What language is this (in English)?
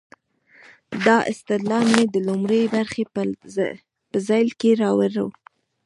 Pashto